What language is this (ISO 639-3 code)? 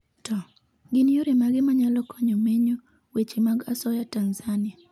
luo